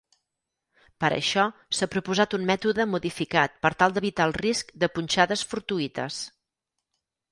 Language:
Catalan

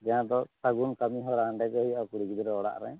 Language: Santali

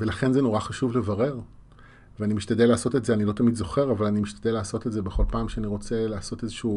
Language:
Hebrew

